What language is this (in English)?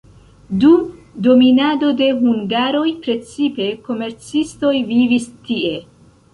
Esperanto